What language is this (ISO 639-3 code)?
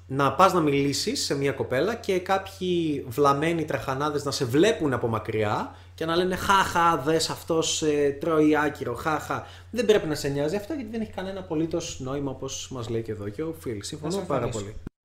ell